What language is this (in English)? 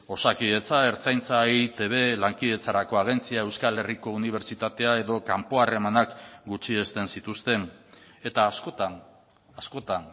Basque